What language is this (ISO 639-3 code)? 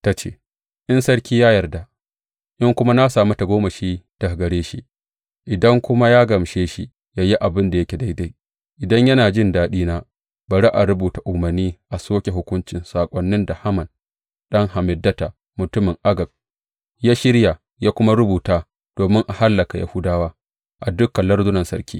hau